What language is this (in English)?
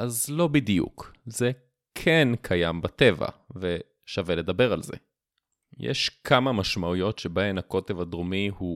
Hebrew